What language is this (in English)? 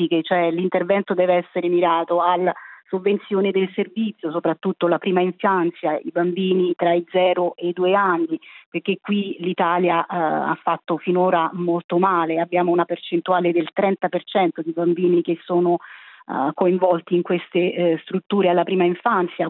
Italian